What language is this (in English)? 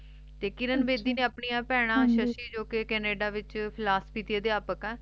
Punjabi